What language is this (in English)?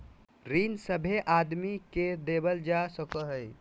Magahi